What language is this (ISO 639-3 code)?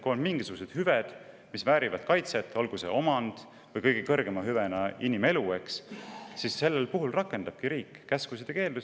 est